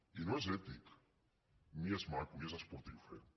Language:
Catalan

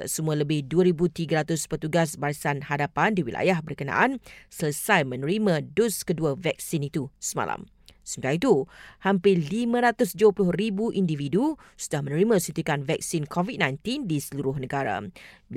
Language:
Malay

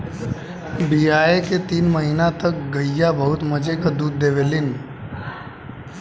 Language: Bhojpuri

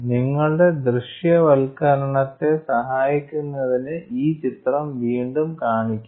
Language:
Malayalam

